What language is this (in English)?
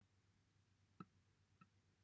Welsh